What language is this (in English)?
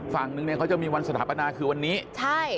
Thai